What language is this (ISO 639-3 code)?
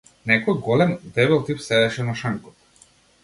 mkd